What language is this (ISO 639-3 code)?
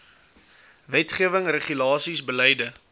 afr